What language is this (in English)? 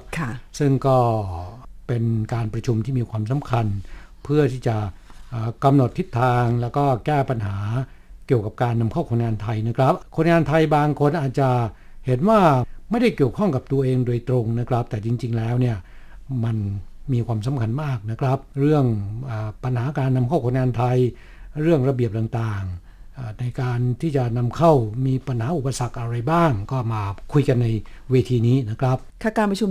Thai